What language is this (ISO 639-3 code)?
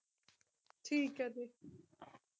pan